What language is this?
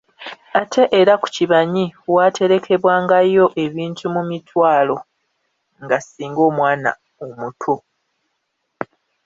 Ganda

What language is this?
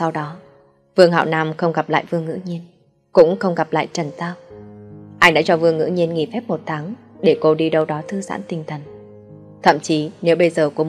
Vietnamese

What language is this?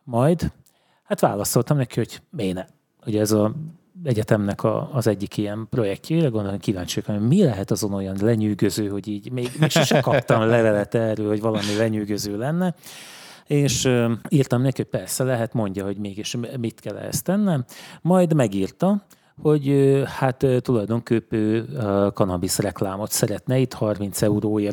Hungarian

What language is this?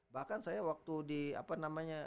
Indonesian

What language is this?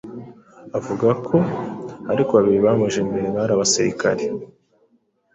Kinyarwanda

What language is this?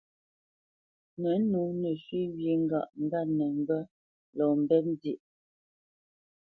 Bamenyam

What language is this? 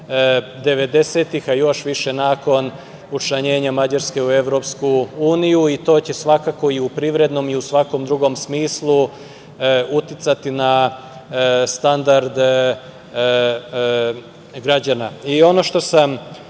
Serbian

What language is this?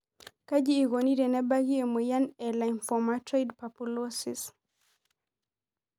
Masai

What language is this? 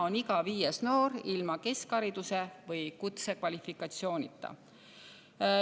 Estonian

